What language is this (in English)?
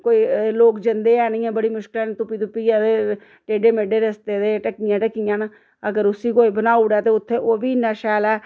Dogri